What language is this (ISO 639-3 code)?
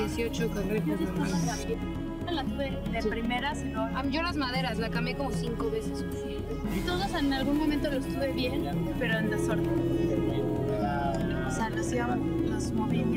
spa